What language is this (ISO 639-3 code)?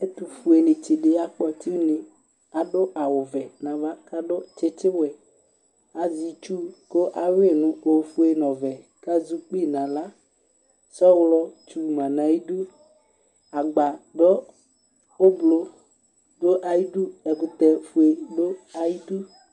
kpo